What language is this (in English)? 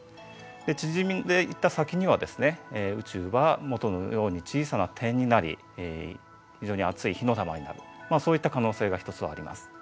Japanese